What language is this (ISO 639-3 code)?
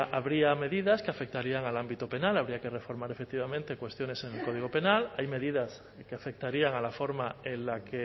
spa